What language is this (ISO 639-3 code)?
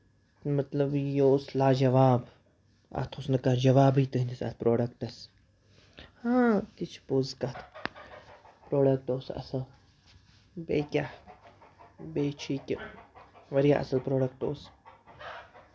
kas